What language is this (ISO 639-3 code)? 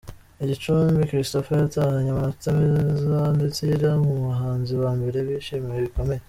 kin